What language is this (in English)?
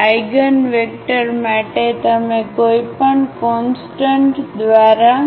Gujarati